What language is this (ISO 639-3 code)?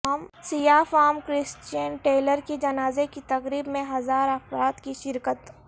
urd